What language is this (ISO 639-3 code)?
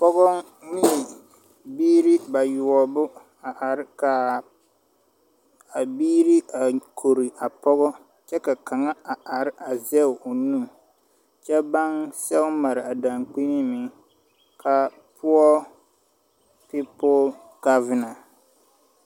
dga